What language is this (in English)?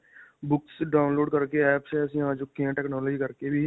Punjabi